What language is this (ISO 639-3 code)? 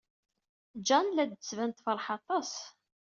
kab